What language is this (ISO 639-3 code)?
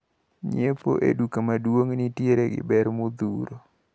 luo